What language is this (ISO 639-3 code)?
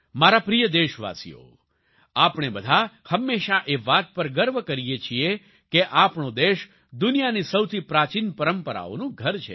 guj